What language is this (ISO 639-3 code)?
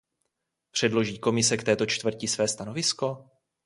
ces